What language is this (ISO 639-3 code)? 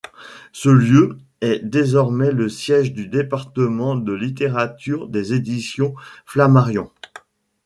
fra